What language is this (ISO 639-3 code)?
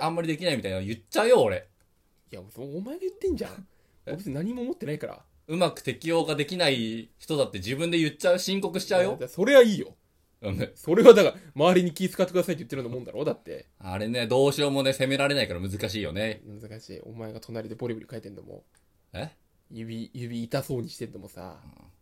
jpn